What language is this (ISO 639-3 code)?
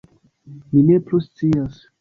epo